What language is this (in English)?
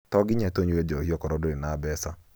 Kikuyu